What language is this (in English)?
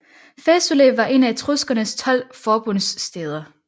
Danish